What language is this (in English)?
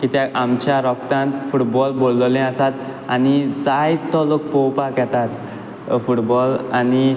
Konkani